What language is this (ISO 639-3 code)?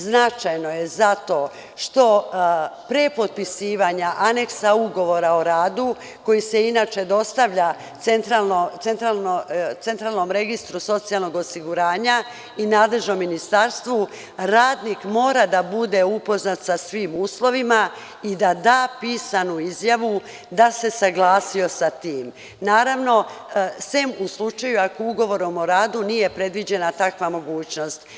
srp